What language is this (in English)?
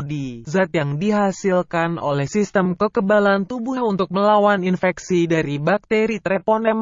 Indonesian